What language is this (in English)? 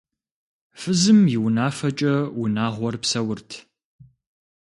Kabardian